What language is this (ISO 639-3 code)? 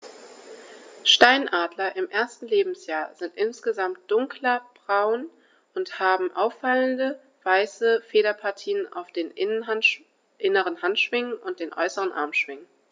deu